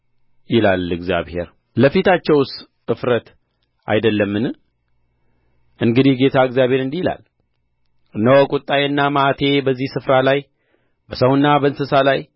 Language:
Amharic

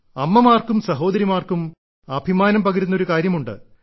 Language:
Malayalam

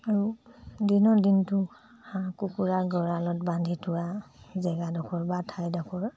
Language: Assamese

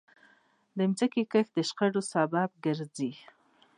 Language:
Pashto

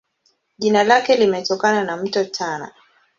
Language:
Swahili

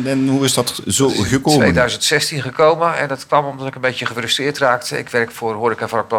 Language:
Dutch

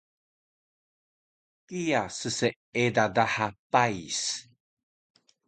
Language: Taroko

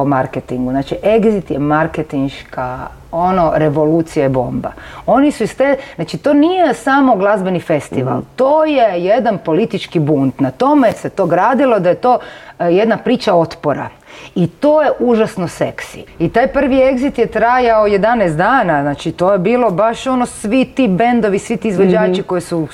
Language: Croatian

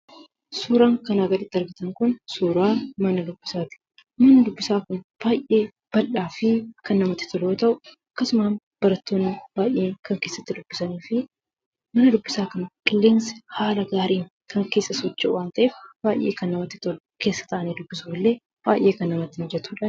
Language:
Oromo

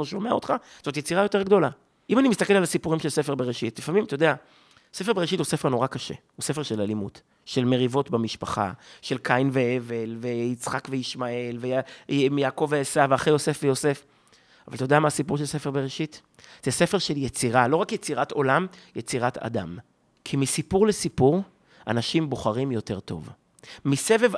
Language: Hebrew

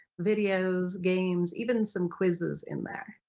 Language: English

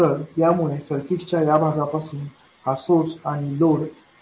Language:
Marathi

